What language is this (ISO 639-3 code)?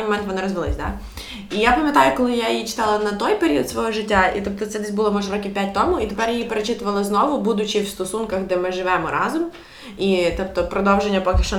ukr